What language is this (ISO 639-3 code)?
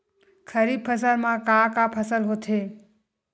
hne